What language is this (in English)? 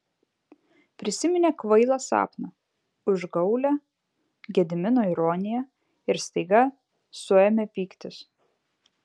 Lithuanian